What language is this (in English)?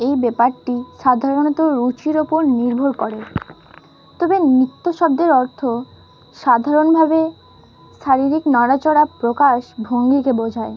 Bangla